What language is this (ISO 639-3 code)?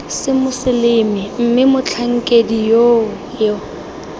tsn